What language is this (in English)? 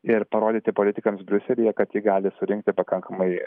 Lithuanian